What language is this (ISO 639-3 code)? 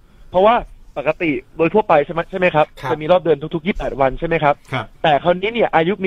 tha